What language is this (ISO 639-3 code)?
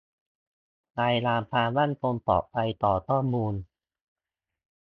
tha